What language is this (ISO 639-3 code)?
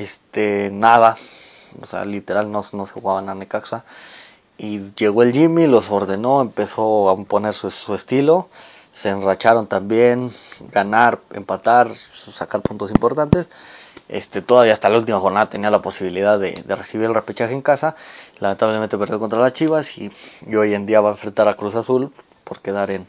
spa